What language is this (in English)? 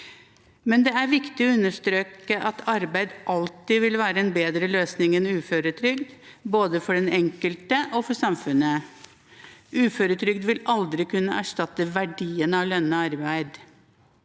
Norwegian